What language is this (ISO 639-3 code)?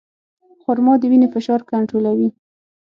pus